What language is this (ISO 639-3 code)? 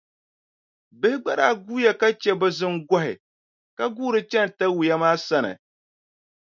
dag